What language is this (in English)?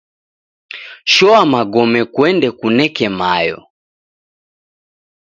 Taita